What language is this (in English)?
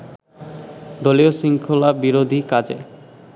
Bangla